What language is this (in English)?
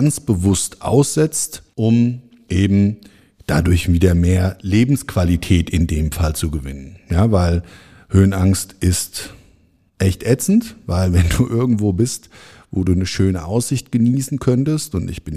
German